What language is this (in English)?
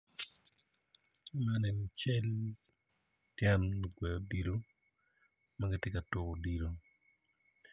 Acoli